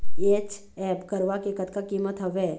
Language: Chhattisgarhi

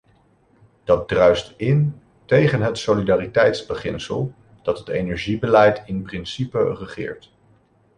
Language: Dutch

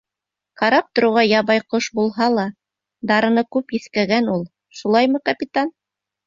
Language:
Bashkir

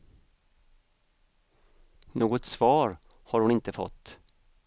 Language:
Swedish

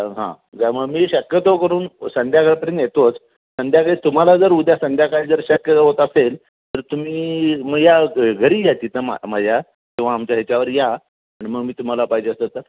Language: Marathi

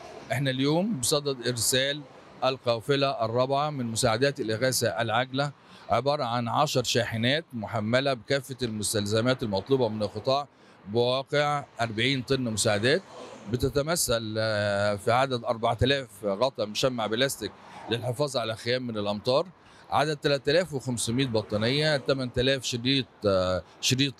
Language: Arabic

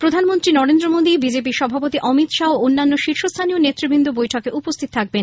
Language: Bangla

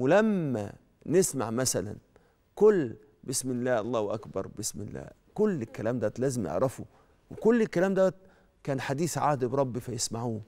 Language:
Arabic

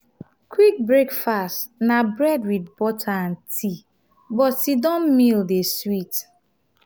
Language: Nigerian Pidgin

